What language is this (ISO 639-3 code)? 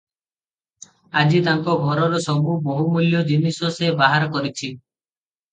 ori